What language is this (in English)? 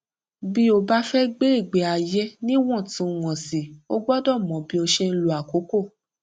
Yoruba